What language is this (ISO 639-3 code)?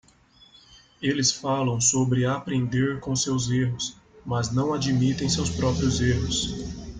por